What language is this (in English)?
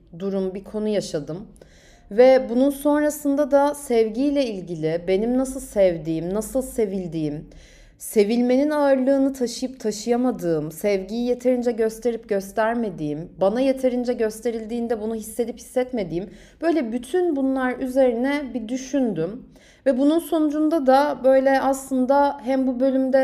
Turkish